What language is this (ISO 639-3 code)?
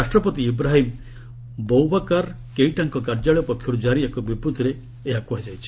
ori